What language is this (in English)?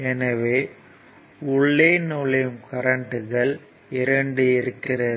Tamil